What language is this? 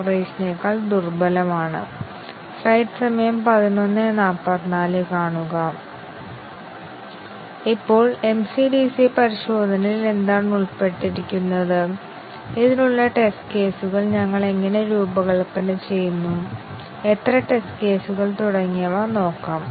Malayalam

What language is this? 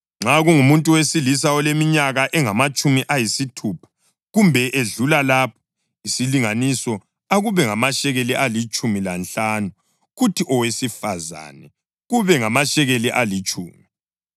North Ndebele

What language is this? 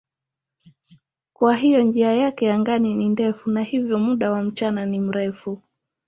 Swahili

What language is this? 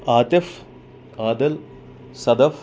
Kashmiri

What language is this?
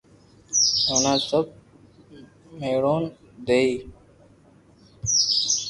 Loarki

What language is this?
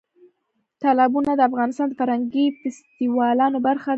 Pashto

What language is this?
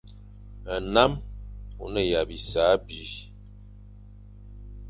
Fang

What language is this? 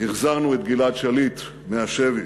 Hebrew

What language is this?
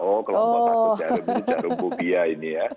Indonesian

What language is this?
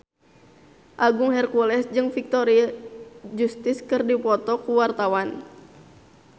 Sundanese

